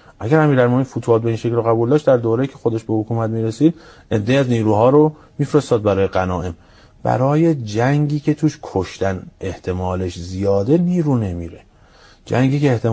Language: Persian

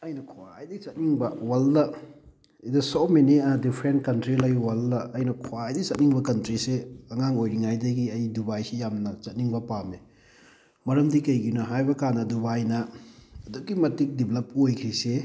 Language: Manipuri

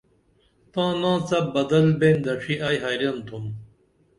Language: Dameli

